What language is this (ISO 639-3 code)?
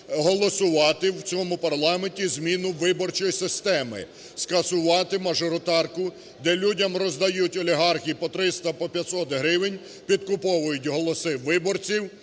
ukr